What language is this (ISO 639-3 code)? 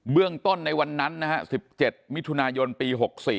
tha